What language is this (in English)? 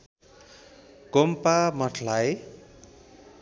Nepali